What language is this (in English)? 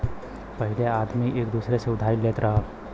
Bhojpuri